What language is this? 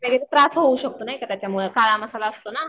Marathi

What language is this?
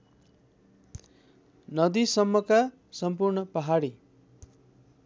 Nepali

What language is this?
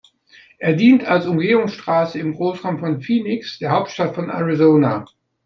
German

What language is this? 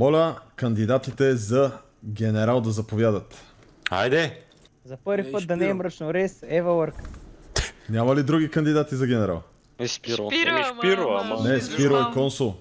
Bulgarian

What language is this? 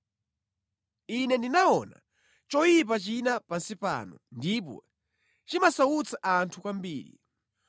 Nyanja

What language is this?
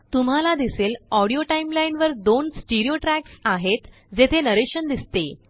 Marathi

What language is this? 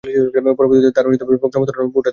Bangla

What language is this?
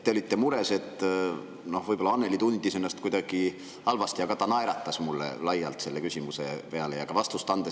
Estonian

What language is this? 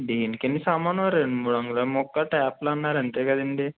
Telugu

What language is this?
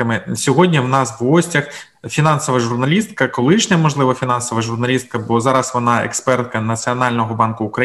Ukrainian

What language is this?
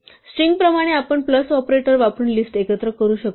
Marathi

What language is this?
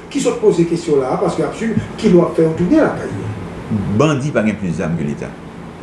French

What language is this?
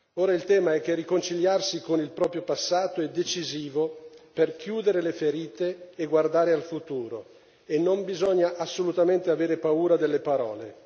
Italian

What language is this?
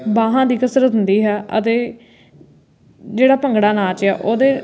Punjabi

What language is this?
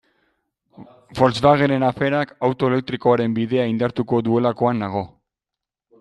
Basque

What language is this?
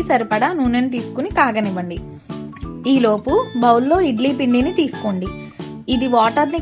Hindi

